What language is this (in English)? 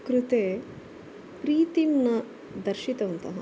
Sanskrit